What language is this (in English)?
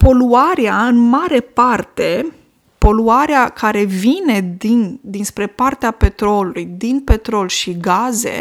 Romanian